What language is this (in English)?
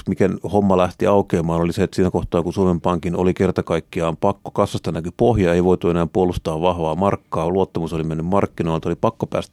Finnish